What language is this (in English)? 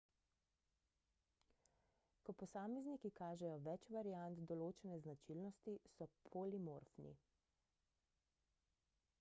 Slovenian